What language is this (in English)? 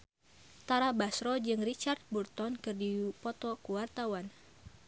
Sundanese